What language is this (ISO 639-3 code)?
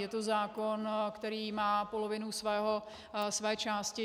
ces